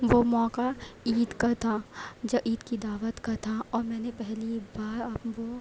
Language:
Urdu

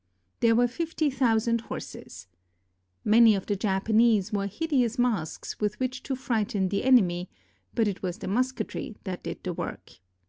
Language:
English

